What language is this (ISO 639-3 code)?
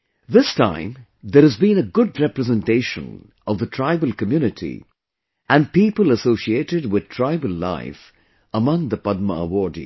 eng